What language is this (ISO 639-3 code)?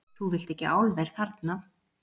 isl